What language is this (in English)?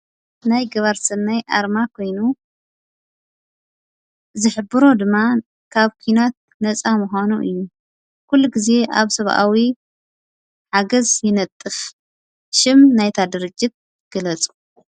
Tigrinya